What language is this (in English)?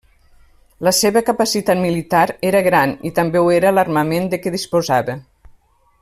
Catalan